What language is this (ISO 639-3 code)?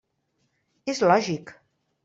cat